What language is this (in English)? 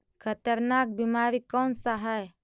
Magahi